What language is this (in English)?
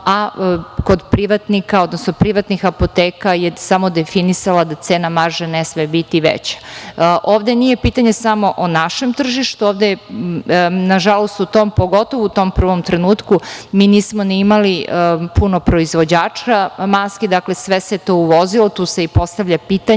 Serbian